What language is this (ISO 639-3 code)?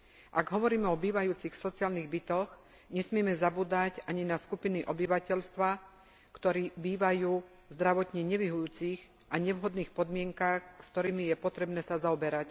slk